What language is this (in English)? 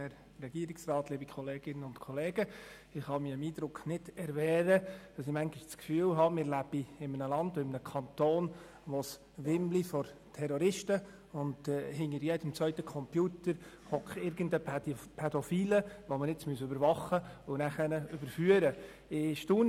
Swiss German